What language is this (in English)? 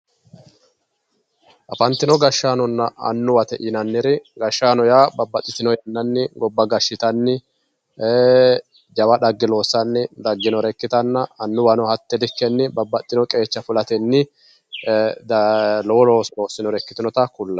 Sidamo